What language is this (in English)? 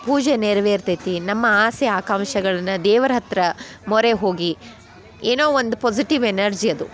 Kannada